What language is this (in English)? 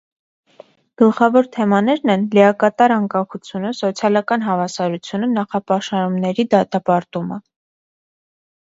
Armenian